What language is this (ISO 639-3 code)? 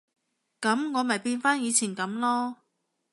yue